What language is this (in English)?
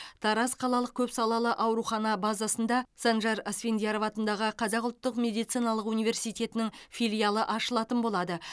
Kazakh